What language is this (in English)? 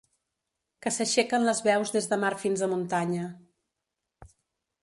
Catalan